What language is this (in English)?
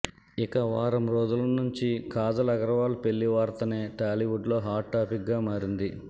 Telugu